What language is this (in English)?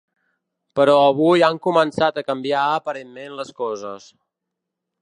Catalan